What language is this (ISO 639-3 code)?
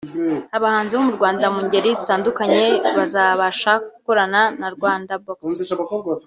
kin